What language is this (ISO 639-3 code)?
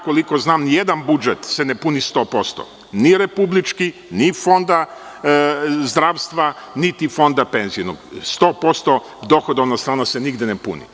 srp